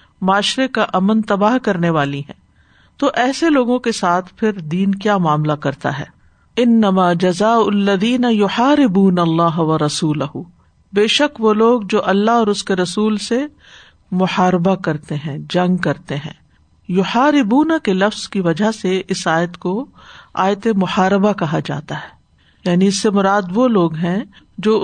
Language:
Urdu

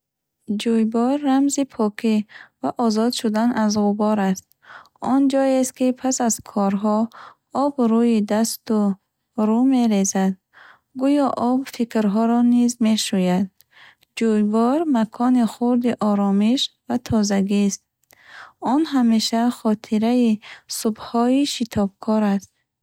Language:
Bukharic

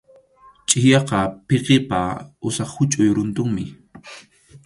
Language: Arequipa-La Unión Quechua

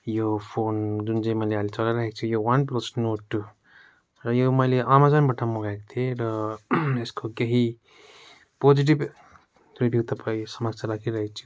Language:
Nepali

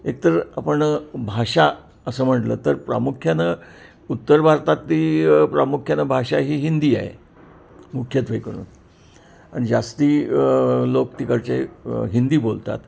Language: Marathi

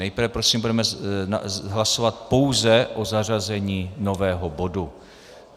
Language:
Czech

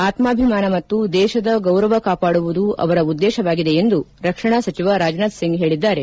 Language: Kannada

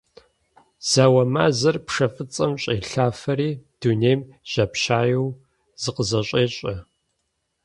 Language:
Kabardian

